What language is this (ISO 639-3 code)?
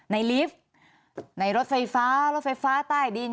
tha